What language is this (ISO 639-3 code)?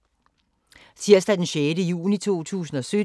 dan